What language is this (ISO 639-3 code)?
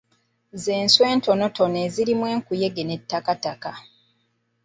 lug